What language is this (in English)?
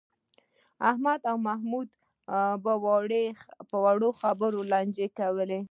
Pashto